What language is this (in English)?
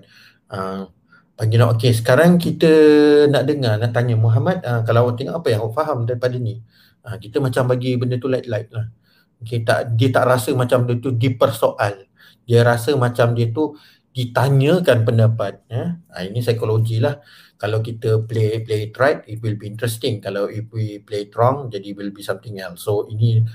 Malay